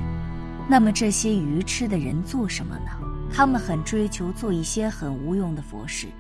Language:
Chinese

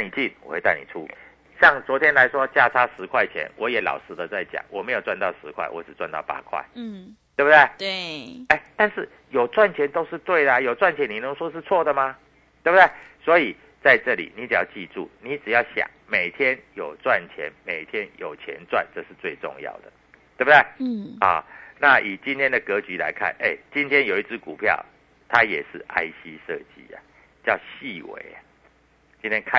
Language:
Chinese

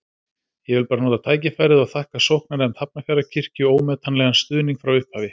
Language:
Icelandic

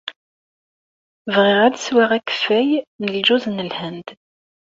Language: Kabyle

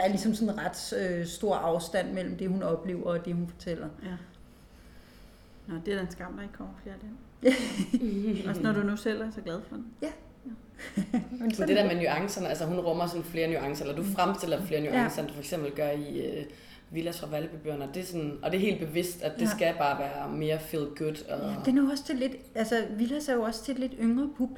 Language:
Danish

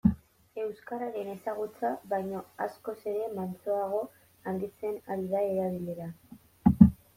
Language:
Basque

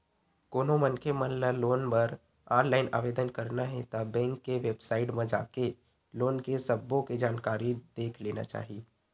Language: Chhattisgarhi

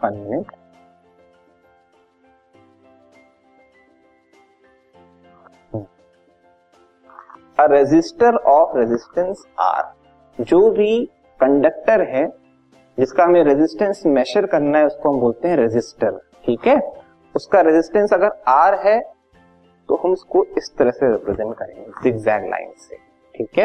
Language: Hindi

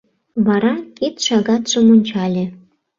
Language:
Mari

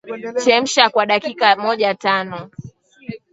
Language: Swahili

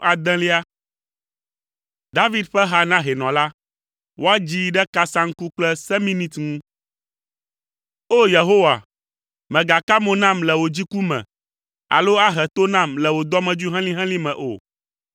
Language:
Ewe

